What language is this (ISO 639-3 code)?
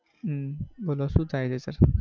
guj